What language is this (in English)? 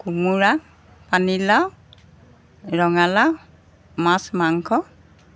Assamese